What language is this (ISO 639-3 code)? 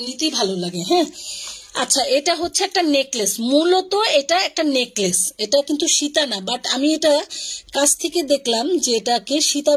hin